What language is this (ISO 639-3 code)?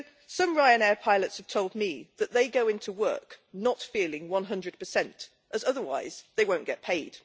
eng